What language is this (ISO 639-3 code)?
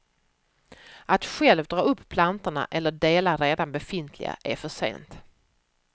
swe